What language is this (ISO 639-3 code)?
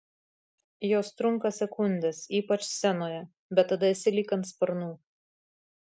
lit